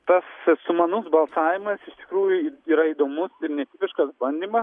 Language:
Lithuanian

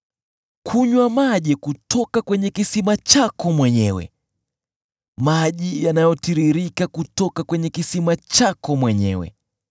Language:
Swahili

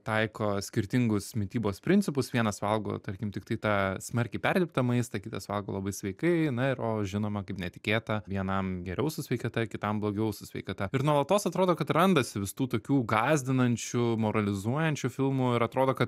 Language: Lithuanian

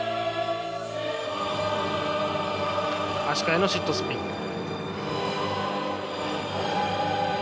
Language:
Japanese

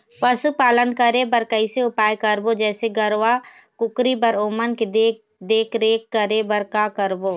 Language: Chhattisgarhi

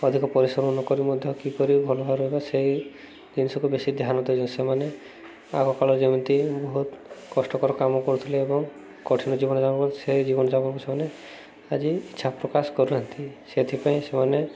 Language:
Odia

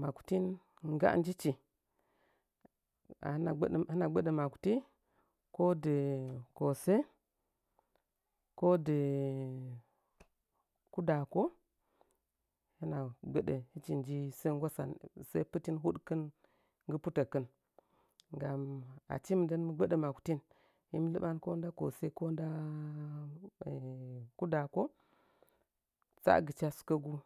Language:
Nzanyi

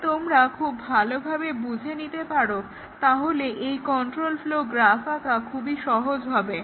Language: Bangla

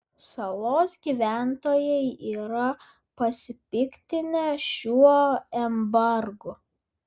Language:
Lithuanian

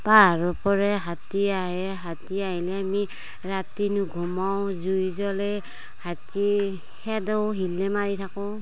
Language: Assamese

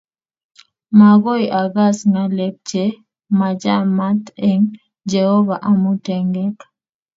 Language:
Kalenjin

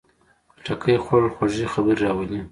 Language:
Pashto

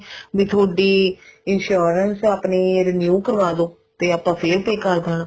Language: Punjabi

